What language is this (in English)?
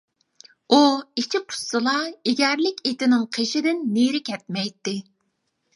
Uyghur